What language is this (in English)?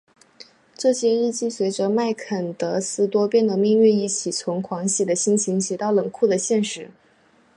Chinese